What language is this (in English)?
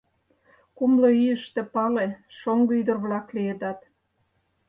Mari